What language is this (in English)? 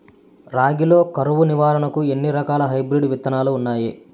Telugu